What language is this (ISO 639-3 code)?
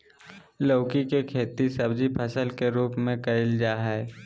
mag